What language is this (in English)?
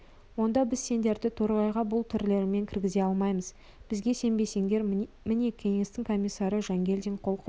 Kazakh